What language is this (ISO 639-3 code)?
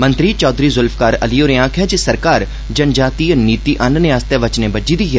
doi